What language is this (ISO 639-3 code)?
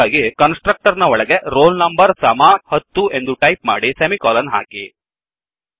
kan